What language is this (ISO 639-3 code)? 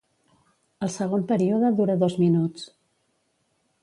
cat